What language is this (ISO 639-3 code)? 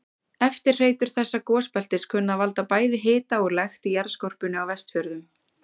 isl